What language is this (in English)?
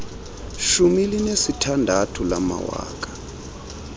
Xhosa